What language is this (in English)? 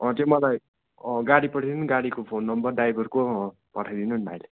Nepali